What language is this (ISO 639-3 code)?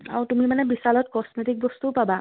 asm